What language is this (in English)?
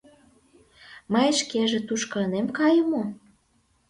Mari